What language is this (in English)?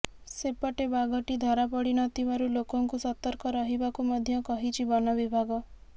Odia